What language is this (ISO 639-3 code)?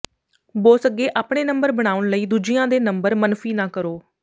pan